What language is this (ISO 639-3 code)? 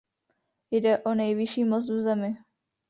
ces